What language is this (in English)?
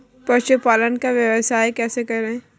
Hindi